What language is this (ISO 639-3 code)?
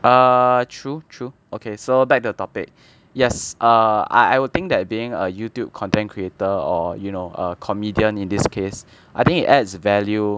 eng